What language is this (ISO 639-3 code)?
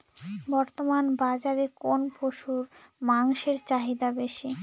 ben